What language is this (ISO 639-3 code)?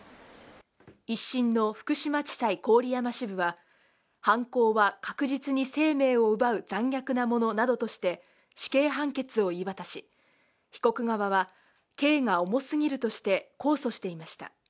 jpn